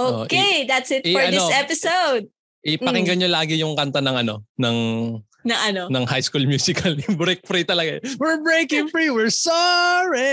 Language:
Filipino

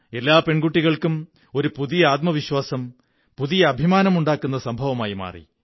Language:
Malayalam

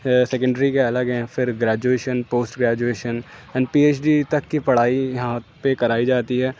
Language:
Urdu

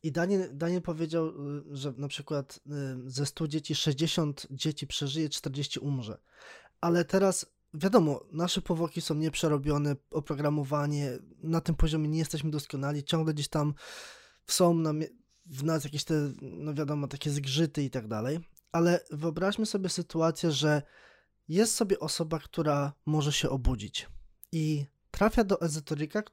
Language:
Polish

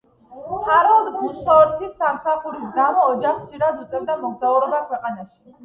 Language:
Georgian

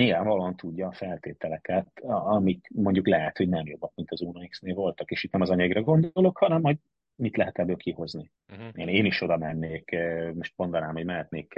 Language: Hungarian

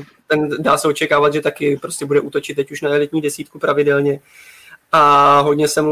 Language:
Czech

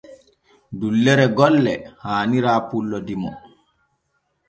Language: Borgu Fulfulde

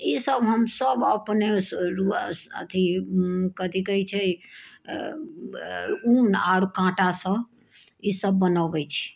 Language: Maithili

